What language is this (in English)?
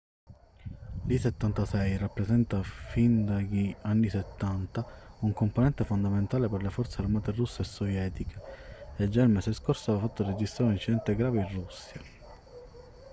Italian